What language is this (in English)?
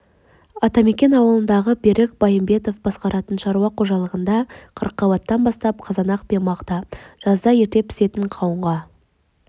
Kazakh